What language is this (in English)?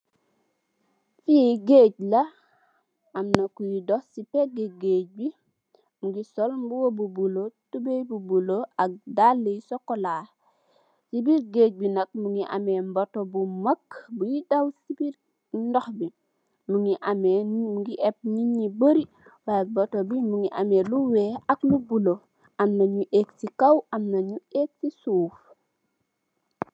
Wolof